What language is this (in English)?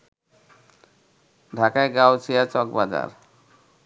Bangla